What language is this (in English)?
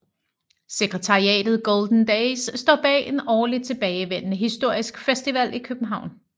Danish